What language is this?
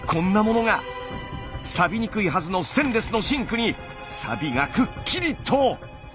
Japanese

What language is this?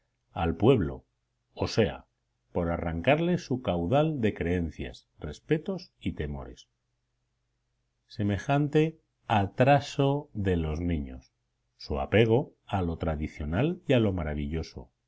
Spanish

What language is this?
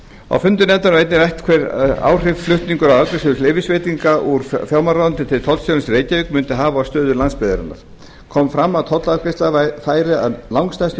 Icelandic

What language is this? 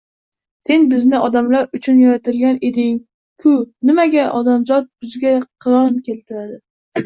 Uzbek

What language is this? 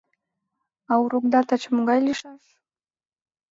Mari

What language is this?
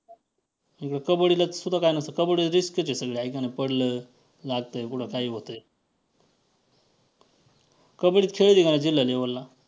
Marathi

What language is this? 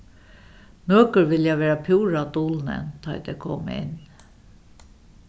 Faroese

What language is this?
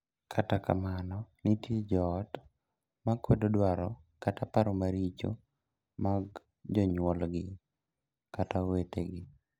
Luo (Kenya and Tanzania)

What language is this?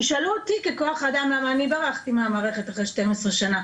Hebrew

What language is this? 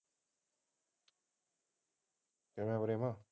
Punjabi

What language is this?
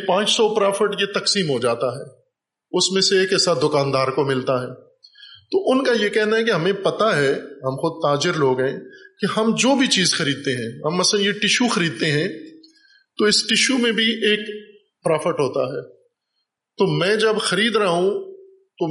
Urdu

